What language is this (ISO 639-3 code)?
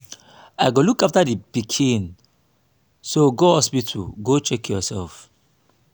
pcm